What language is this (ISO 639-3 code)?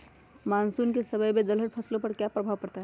mag